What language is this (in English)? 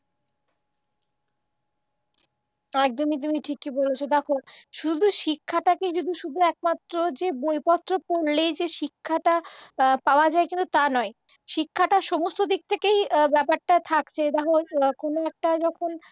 Bangla